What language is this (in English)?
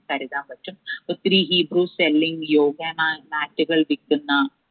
Malayalam